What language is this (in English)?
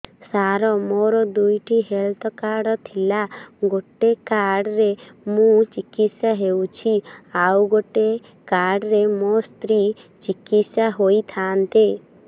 Odia